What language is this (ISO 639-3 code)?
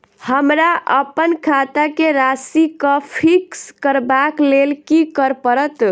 mai